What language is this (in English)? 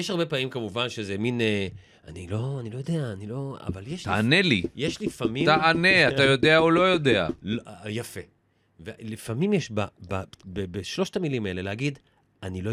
Hebrew